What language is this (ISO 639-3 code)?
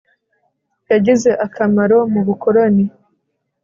kin